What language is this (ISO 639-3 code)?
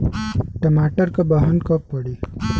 bho